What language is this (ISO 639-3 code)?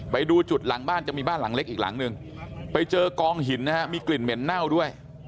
tha